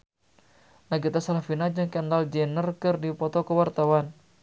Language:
Sundanese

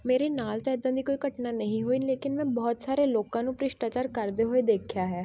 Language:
Punjabi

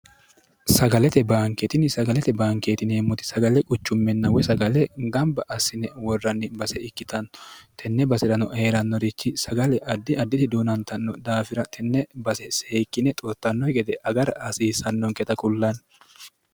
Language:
Sidamo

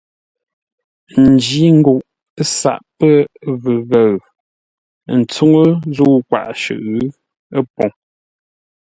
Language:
Ngombale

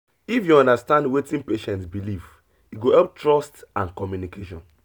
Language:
Nigerian Pidgin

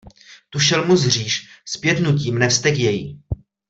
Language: Czech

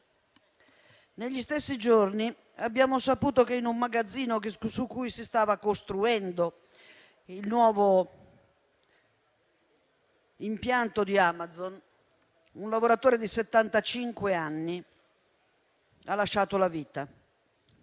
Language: Italian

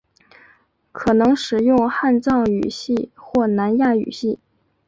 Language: Chinese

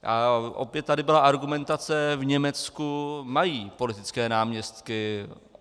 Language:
Czech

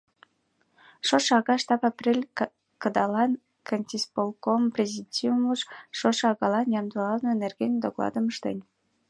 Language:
Mari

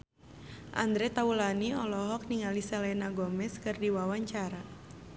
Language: Sundanese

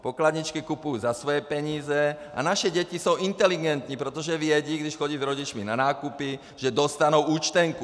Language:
Czech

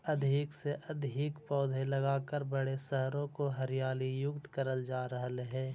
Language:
Magahi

